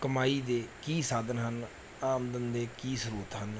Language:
Punjabi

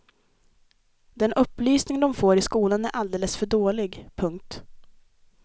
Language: Swedish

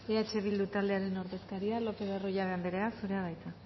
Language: Basque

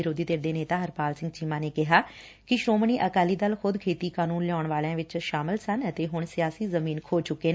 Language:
Punjabi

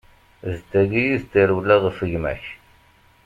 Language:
Kabyle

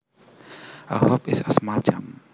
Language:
Javanese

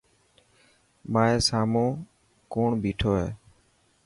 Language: Dhatki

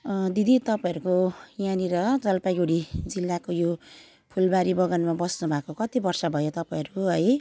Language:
Nepali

